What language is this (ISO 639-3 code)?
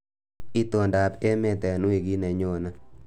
kln